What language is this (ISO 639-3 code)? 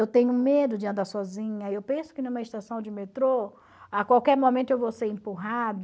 por